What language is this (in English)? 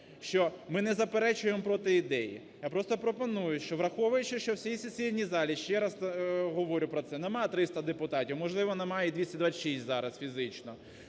Ukrainian